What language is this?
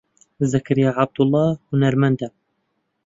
Central Kurdish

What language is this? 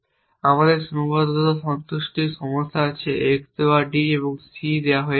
Bangla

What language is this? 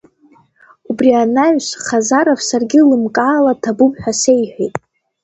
Abkhazian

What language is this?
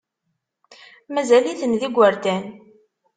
Kabyle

